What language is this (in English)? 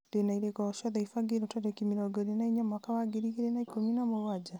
Kikuyu